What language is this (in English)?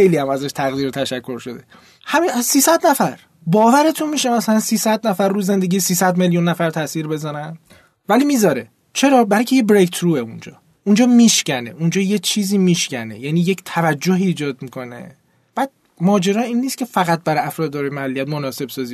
Persian